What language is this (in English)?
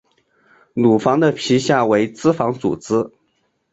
Chinese